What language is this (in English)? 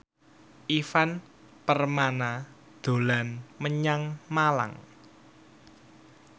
Javanese